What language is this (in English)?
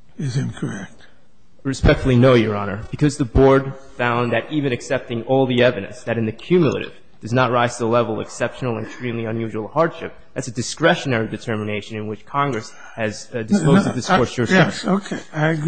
English